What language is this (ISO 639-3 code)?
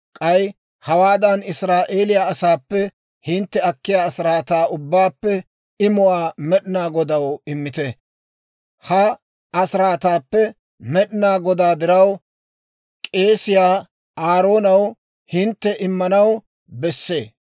dwr